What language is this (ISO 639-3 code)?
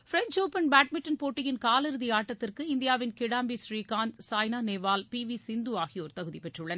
tam